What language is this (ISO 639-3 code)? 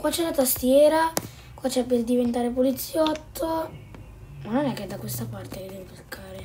ita